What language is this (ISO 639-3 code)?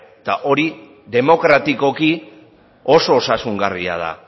eus